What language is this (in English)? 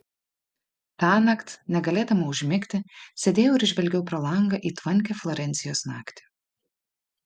Lithuanian